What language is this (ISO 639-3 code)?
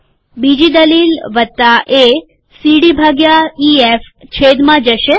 guj